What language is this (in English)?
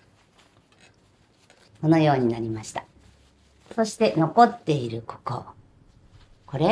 Japanese